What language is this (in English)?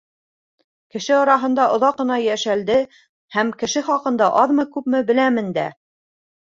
Bashkir